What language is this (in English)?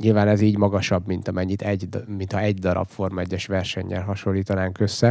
Hungarian